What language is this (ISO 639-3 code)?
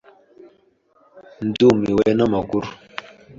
kin